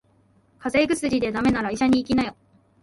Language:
Japanese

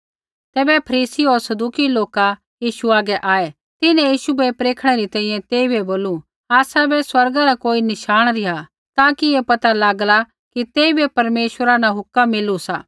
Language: Kullu Pahari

